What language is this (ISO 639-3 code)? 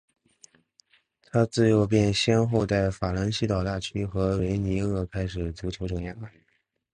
zho